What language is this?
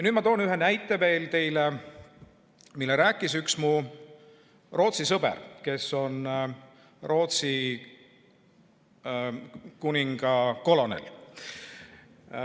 Estonian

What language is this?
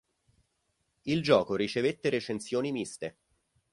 Italian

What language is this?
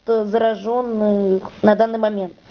Russian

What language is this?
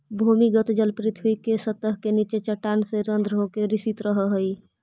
Magahi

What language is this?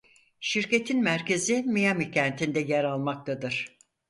Turkish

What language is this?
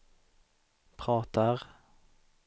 Swedish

